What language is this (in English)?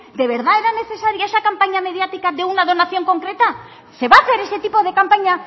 Spanish